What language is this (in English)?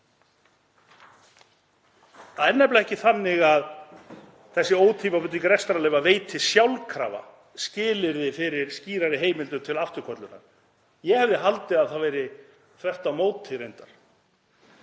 Icelandic